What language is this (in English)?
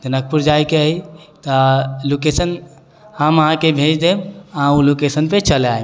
Maithili